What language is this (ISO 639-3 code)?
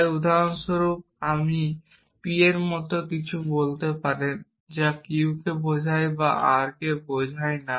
ben